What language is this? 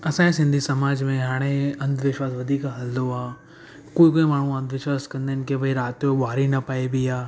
Sindhi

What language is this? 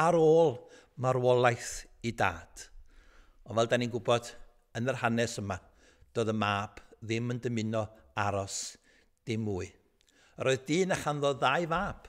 Dutch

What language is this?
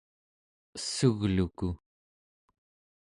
Central Yupik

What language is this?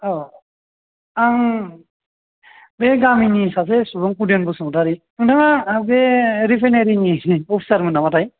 Bodo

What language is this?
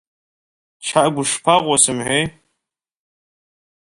Abkhazian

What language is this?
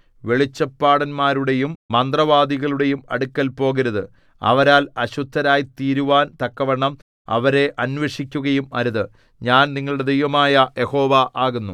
Malayalam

